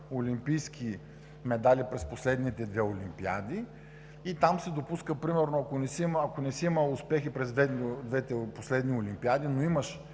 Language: Bulgarian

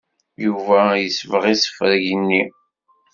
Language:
Kabyle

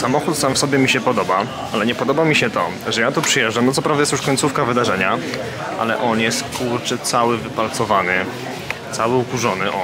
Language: Polish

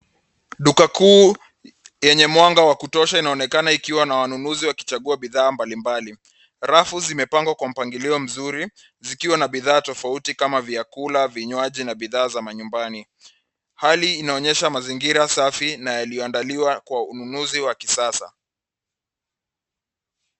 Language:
Swahili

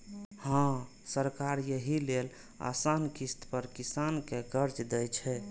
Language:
Maithili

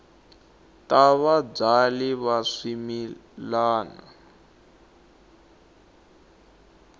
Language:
Tsonga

